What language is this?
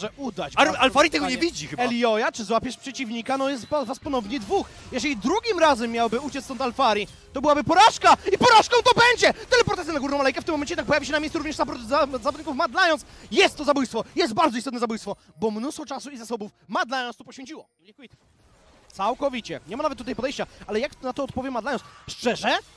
Polish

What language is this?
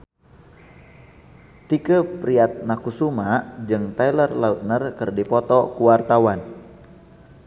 Sundanese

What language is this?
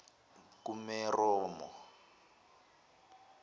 Zulu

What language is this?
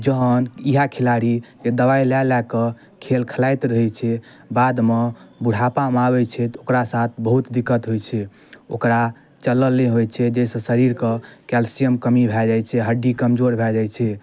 Maithili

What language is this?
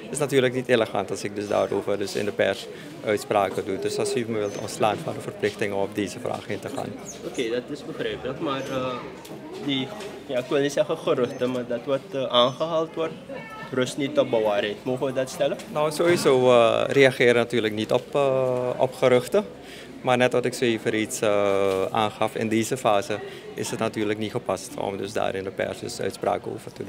Dutch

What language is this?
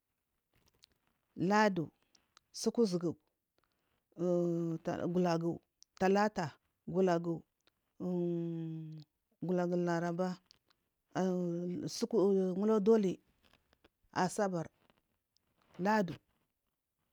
Marghi South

